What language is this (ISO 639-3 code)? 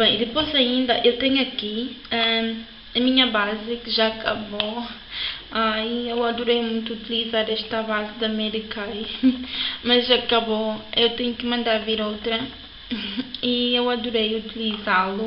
por